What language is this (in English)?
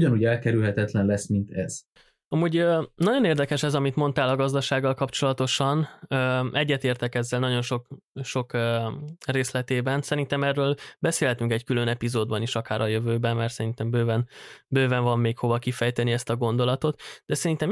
Hungarian